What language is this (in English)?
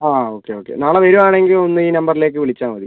Malayalam